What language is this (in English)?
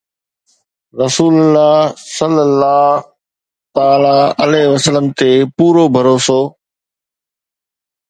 Sindhi